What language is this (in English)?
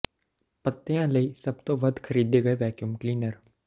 Punjabi